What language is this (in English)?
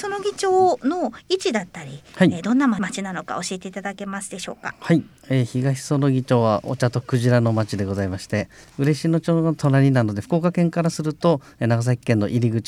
Japanese